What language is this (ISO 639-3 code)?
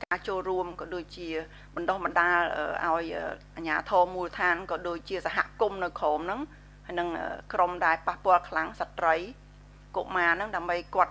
vie